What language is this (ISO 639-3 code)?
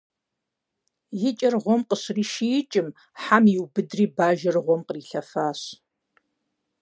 kbd